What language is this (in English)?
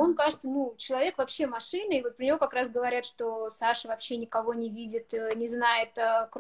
Russian